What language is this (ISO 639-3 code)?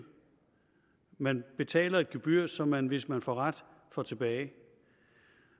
dan